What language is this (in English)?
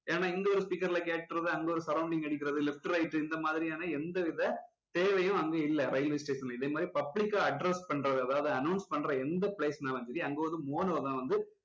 Tamil